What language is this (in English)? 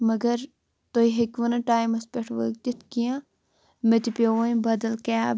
Kashmiri